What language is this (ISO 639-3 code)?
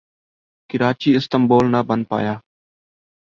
urd